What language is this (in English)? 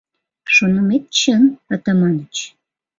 Mari